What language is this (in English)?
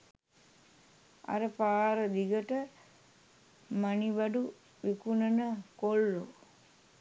Sinhala